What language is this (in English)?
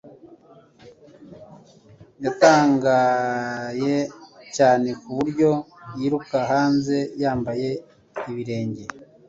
Kinyarwanda